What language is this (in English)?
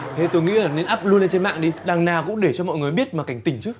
Vietnamese